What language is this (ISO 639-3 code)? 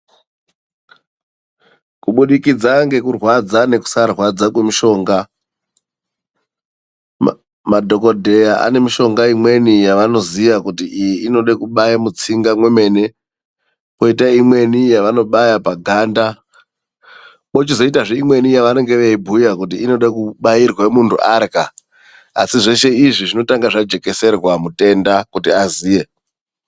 ndc